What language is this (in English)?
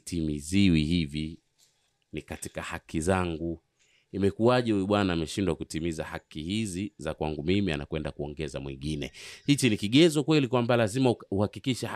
Swahili